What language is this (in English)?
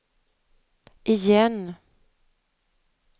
Swedish